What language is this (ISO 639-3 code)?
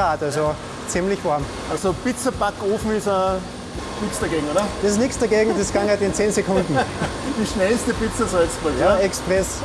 deu